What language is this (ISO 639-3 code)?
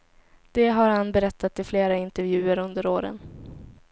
swe